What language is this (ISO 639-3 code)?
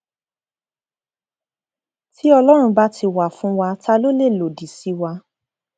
yor